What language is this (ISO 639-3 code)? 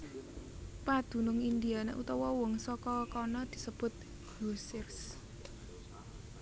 jav